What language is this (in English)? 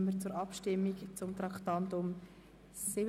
Swiss German